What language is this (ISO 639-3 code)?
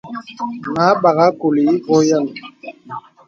beb